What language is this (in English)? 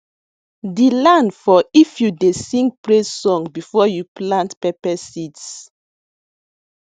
Nigerian Pidgin